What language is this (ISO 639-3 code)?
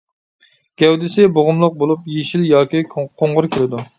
uig